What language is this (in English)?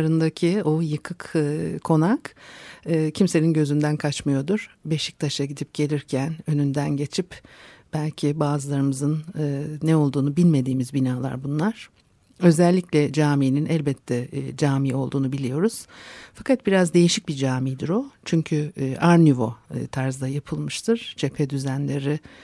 Turkish